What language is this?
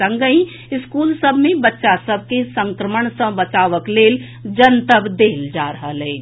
Maithili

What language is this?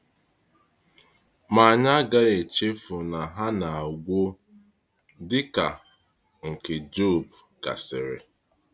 Igbo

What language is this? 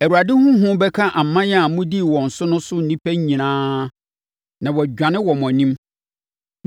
Akan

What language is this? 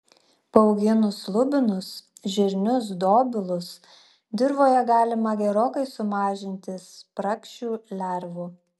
Lithuanian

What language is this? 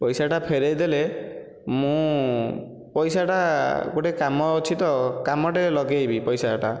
Odia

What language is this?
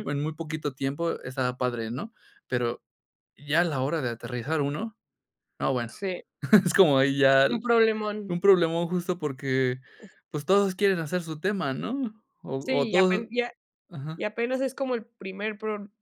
Spanish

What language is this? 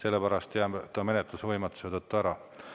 Estonian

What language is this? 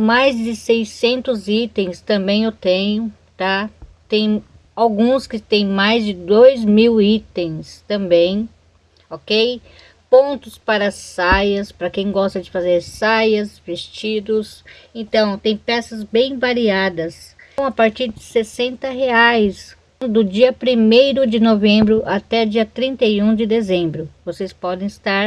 Portuguese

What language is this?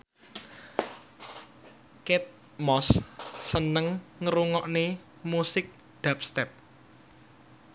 Javanese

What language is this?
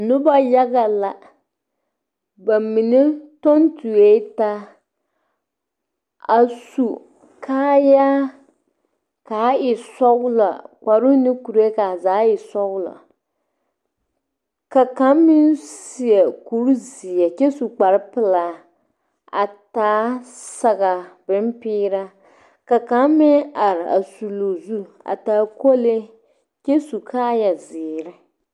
Southern Dagaare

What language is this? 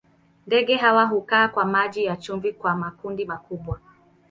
Swahili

